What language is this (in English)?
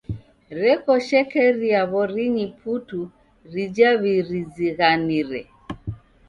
Taita